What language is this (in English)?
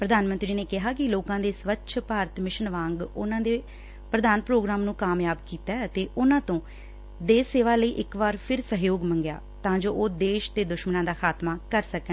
Punjabi